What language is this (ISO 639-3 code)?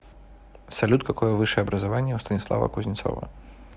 rus